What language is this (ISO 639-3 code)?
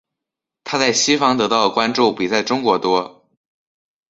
zho